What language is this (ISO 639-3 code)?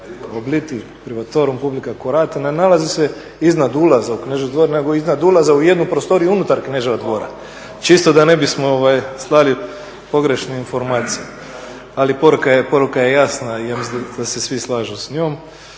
hrv